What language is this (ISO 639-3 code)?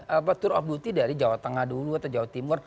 ind